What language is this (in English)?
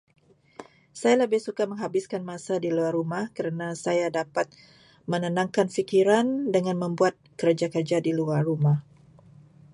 Malay